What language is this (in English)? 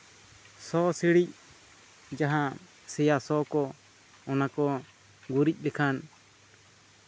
Santali